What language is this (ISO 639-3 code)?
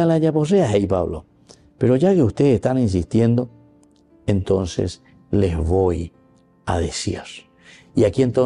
spa